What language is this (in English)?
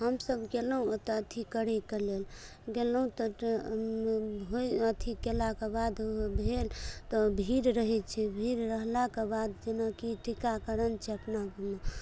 Maithili